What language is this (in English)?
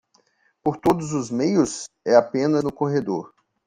Portuguese